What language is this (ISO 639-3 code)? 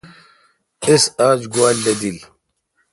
xka